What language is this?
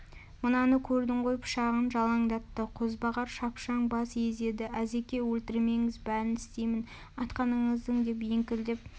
Kazakh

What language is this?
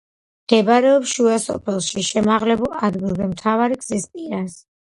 Georgian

